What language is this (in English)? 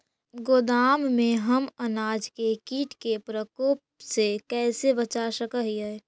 Magahi